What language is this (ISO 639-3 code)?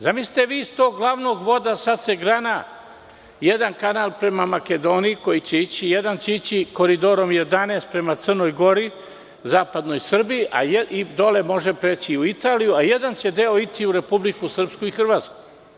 srp